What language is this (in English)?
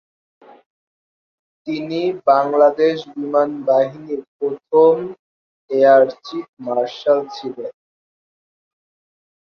Bangla